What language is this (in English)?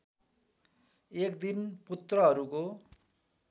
Nepali